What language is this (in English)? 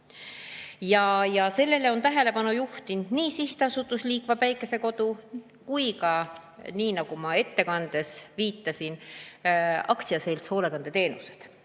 Estonian